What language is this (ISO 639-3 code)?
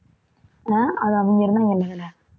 tam